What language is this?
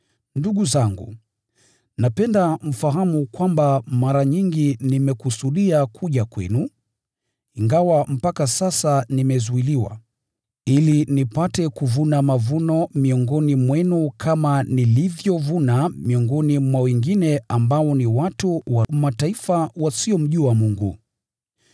Swahili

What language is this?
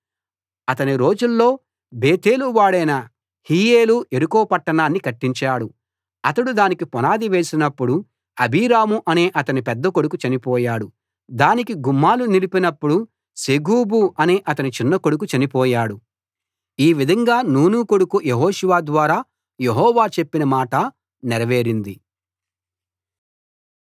Telugu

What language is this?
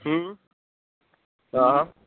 Sindhi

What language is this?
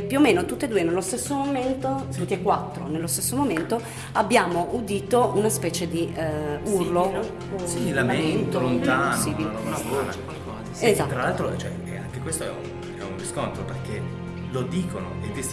Italian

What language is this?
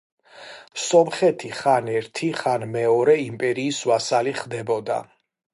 Georgian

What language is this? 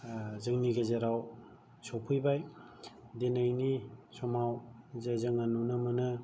Bodo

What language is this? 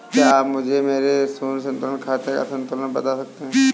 Hindi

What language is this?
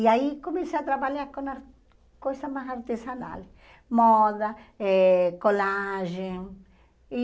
Portuguese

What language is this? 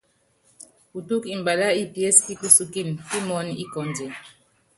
Yangben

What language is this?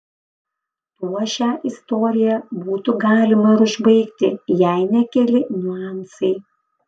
Lithuanian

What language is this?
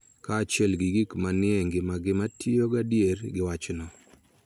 Luo (Kenya and Tanzania)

